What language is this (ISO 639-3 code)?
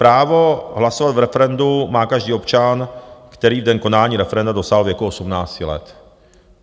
ces